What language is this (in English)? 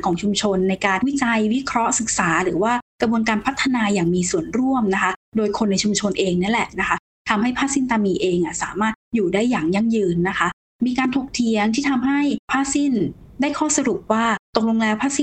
Thai